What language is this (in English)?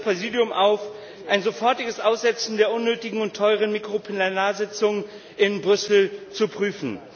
German